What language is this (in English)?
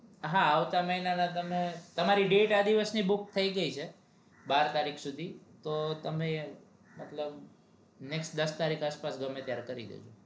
Gujarati